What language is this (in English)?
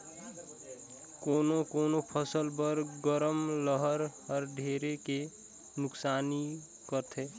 Chhattisgarhi